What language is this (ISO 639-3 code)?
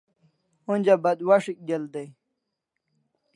kls